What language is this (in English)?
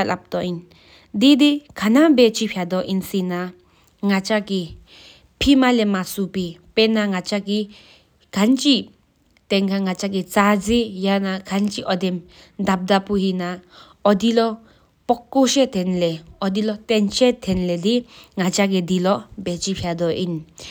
Sikkimese